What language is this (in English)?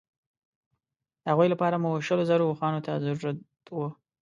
Pashto